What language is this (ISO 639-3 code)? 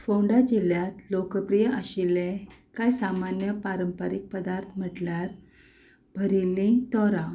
kok